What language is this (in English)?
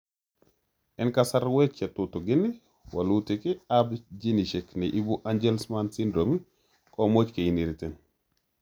Kalenjin